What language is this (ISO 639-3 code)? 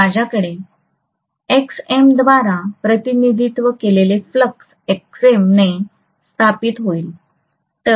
mar